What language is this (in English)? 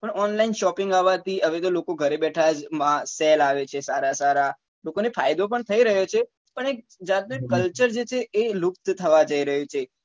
Gujarati